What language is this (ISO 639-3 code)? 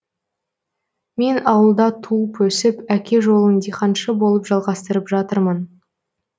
kaz